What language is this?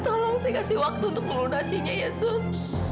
Indonesian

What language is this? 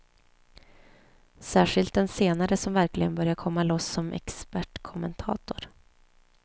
Swedish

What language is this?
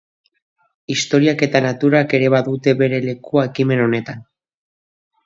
Basque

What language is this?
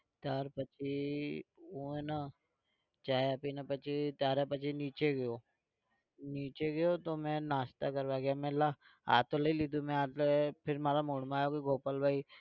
Gujarati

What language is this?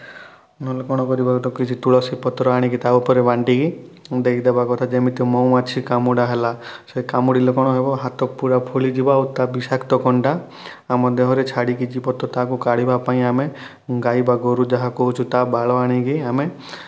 Odia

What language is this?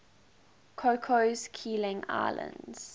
English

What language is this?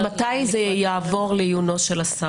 Hebrew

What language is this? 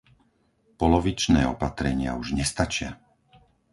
Slovak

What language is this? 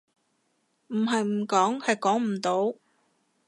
Cantonese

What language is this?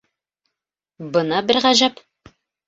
Bashkir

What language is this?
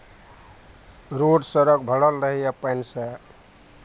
Maithili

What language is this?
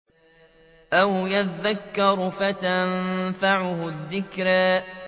Arabic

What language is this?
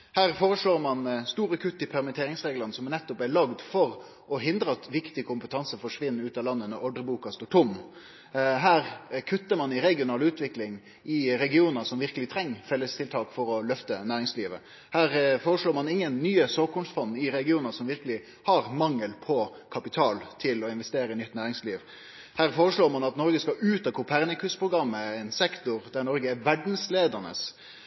Norwegian Nynorsk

